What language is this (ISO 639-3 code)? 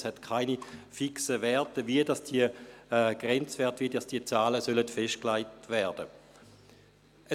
gsw